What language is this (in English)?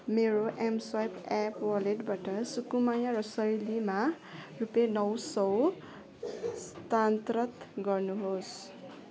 Nepali